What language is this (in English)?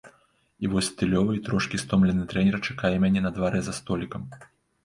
Belarusian